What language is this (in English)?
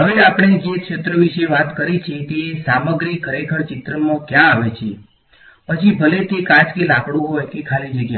Gujarati